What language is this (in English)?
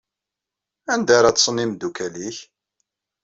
Kabyle